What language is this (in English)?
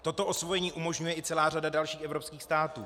Czech